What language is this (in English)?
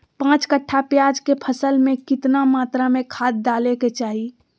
Magahi